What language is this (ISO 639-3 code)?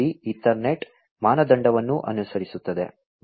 kan